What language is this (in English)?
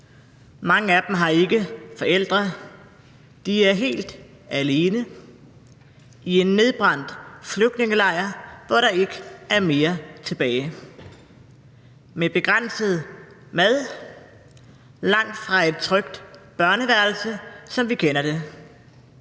Danish